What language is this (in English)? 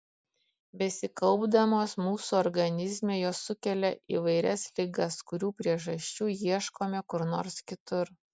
Lithuanian